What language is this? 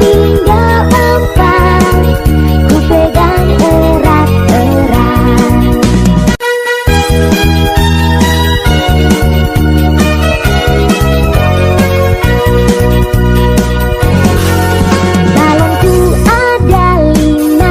Indonesian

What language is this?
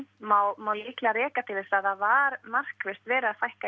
Icelandic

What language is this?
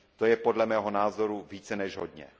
Czech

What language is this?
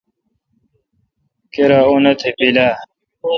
Kalkoti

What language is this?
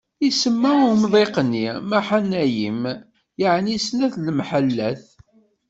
Kabyle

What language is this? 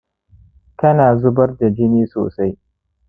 Hausa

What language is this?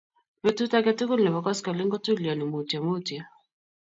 Kalenjin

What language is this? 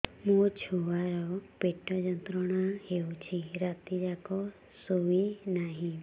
Odia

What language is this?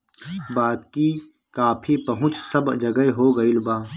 Bhojpuri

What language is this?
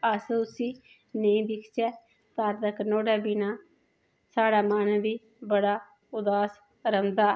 Dogri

